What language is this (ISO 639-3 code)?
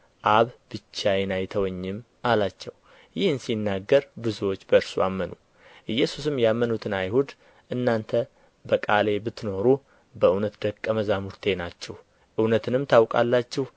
amh